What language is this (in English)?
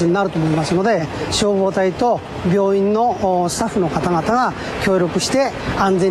Japanese